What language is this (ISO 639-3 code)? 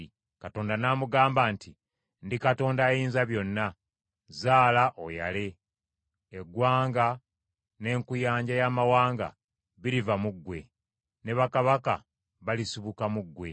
lug